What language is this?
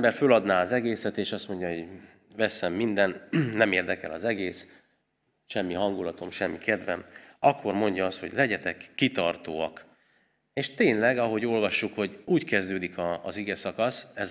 Hungarian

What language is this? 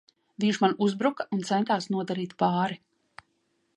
Latvian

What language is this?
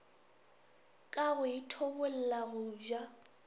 Northern Sotho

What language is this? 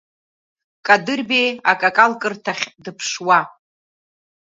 Abkhazian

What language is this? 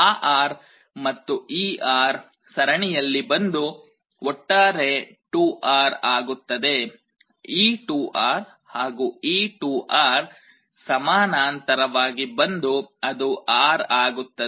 Kannada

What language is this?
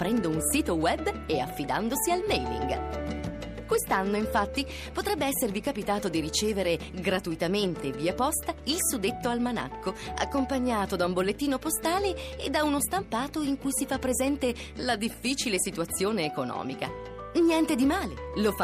Italian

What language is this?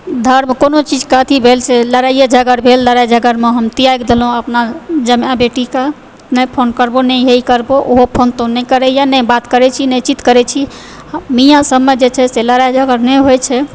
Maithili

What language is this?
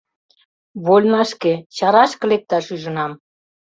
Mari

